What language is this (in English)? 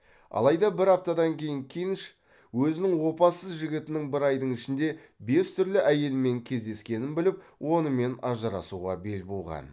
Kazakh